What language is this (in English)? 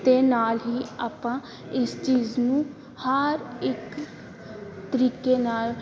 Punjabi